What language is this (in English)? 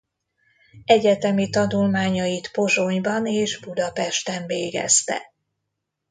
Hungarian